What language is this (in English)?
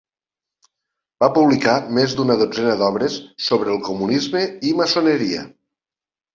Catalan